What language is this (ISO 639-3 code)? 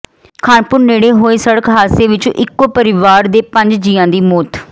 pan